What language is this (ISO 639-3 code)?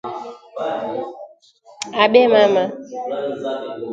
swa